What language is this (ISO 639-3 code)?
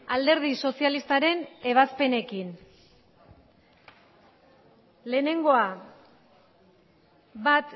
eus